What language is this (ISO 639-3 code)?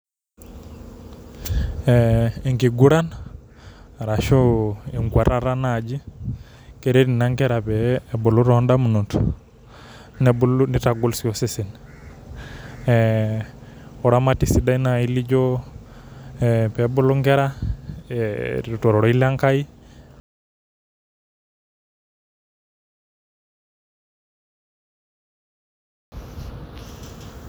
mas